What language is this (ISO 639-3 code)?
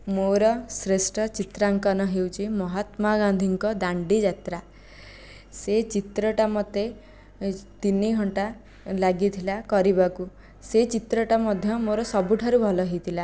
ori